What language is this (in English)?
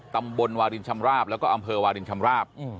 Thai